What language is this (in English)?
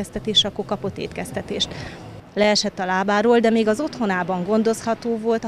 Hungarian